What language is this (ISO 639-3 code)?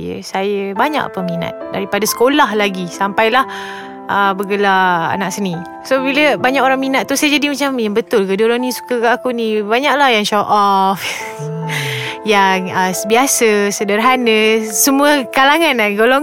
msa